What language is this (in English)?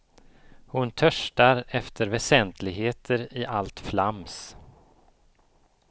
Swedish